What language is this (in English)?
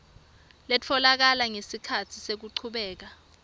Swati